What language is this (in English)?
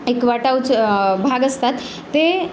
Marathi